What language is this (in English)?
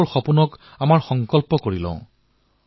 Assamese